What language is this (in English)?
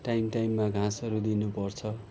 Nepali